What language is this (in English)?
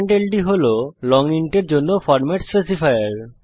Bangla